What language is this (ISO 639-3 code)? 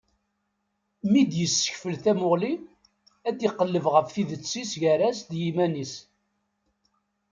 kab